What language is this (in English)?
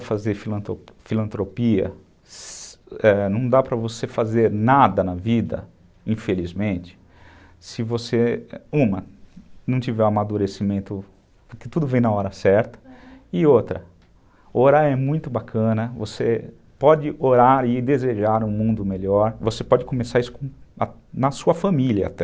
Portuguese